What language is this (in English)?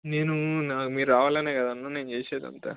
Telugu